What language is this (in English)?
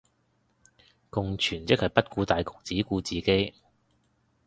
Cantonese